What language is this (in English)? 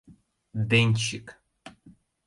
Mari